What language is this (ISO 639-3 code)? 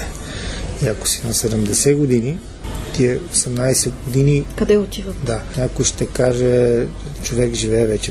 bul